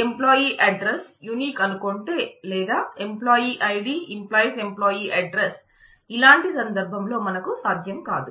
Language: Telugu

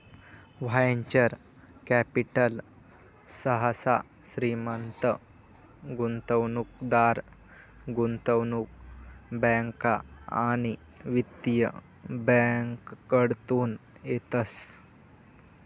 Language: Marathi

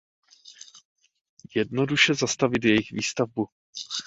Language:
Czech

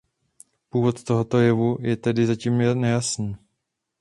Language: Czech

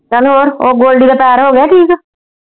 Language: Punjabi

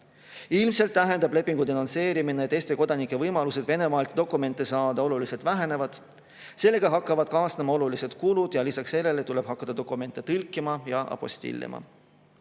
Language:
Estonian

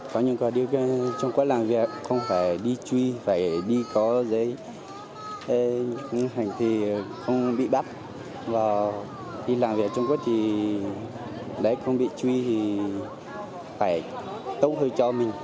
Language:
Vietnamese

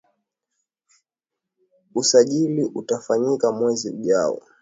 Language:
Swahili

